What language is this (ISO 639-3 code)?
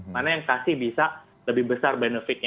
ind